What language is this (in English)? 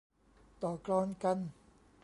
Thai